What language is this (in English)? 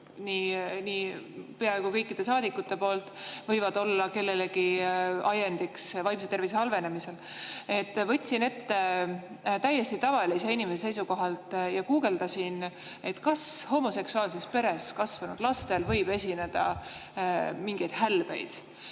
Estonian